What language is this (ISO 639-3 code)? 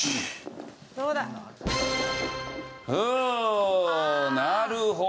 jpn